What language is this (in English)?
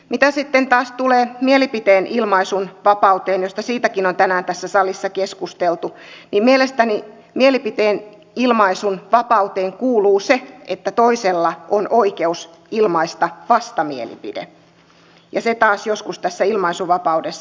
Finnish